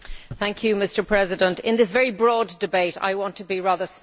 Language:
English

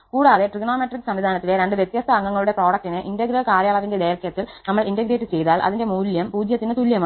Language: Malayalam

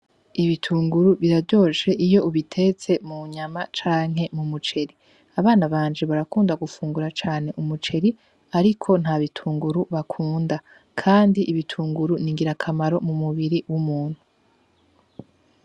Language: Rundi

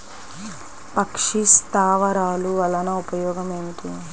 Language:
Telugu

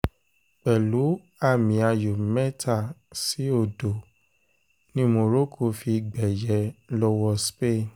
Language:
Yoruba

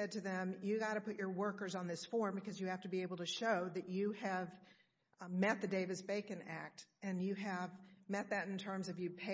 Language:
English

